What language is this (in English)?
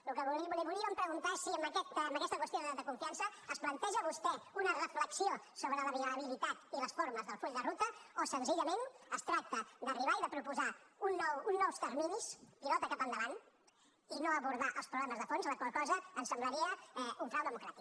Catalan